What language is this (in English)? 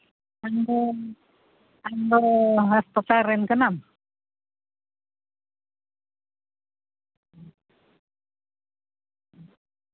Santali